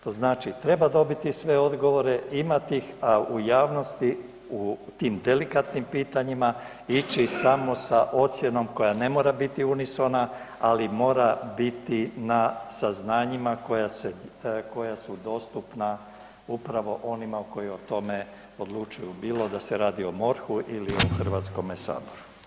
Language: Croatian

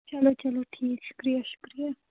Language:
Kashmiri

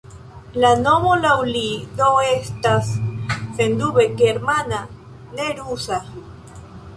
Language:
Esperanto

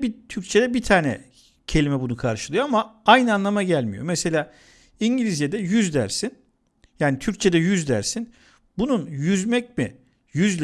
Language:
Turkish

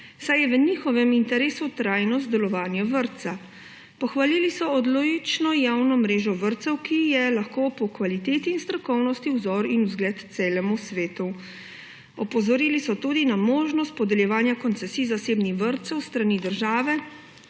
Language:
Slovenian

